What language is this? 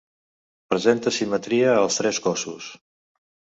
Catalan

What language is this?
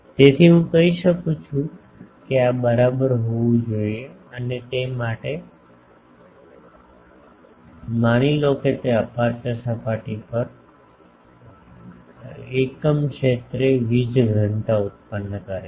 Gujarati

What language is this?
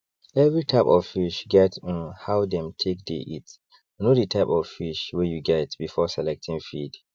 Nigerian Pidgin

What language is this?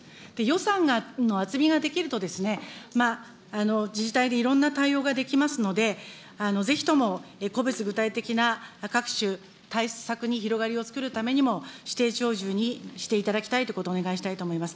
Japanese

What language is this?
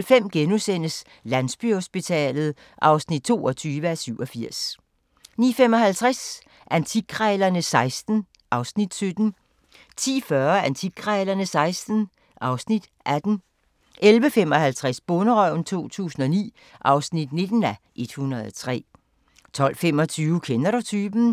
Danish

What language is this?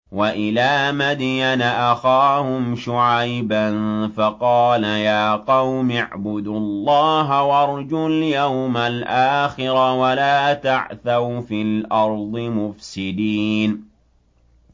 Arabic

